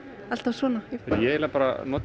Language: Icelandic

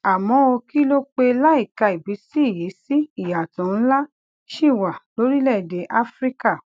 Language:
Yoruba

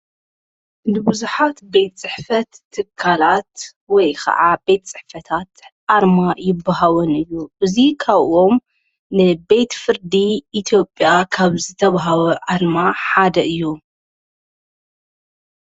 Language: Tigrinya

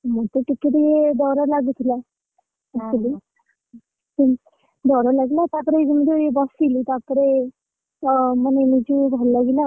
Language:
Odia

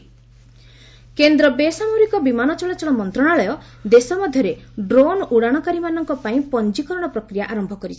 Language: Odia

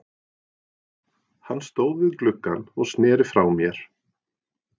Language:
Icelandic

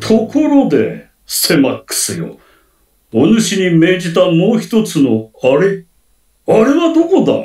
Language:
Japanese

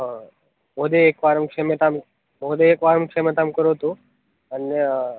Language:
Sanskrit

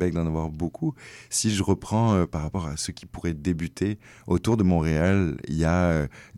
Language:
French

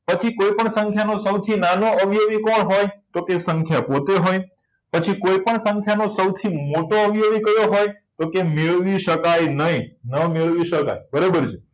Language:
Gujarati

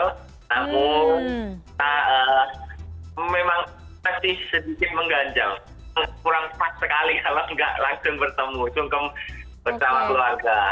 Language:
Indonesian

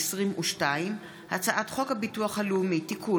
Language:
Hebrew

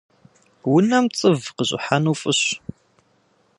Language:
Kabardian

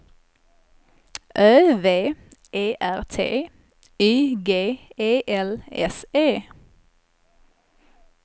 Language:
Swedish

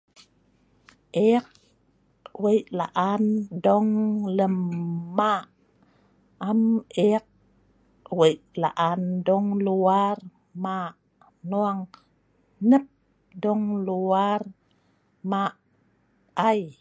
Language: Sa'ban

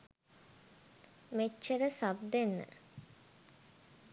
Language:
Sinhala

